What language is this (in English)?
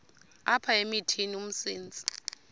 Xhosa